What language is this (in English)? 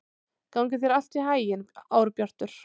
Icelandic